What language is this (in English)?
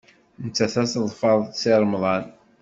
Kabyle